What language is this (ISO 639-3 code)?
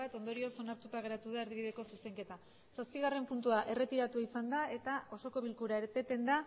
eus